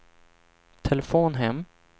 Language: Swedish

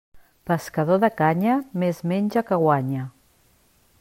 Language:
Catalan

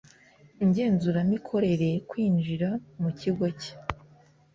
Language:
Kinyarwanda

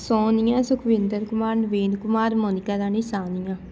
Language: Punjabi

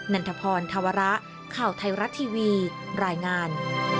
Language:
Thai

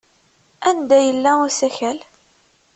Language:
Kabyle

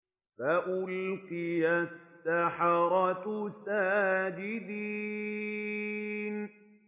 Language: Arabic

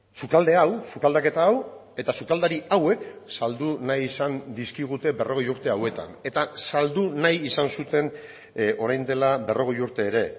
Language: Basque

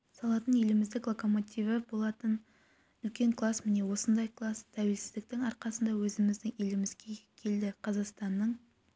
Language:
Kazakh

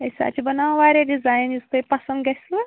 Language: Kashmiri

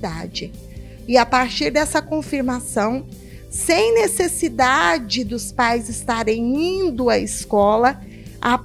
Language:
Portuguese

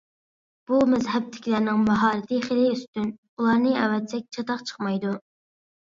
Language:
Uyghur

